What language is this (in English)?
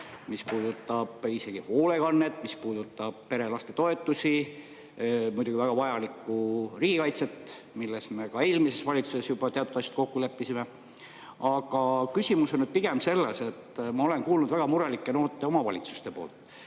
Estonian